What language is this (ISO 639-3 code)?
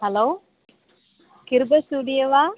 tam